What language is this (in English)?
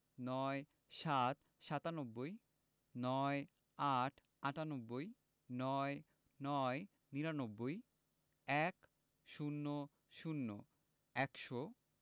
Bangla